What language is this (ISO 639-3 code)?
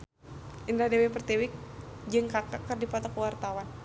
sun